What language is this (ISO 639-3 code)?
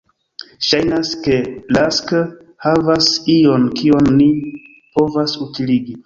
epo